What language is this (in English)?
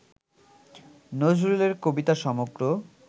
Bangla